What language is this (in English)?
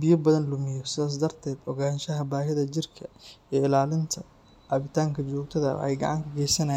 Somali